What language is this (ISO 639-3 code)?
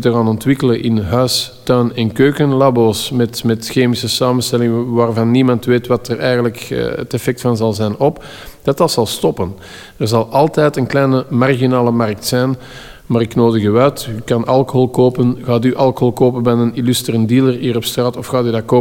nld